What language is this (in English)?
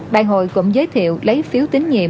Vietnamese